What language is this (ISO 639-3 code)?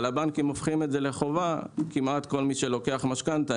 heb